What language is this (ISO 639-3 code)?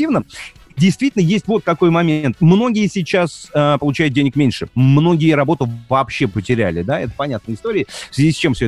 rus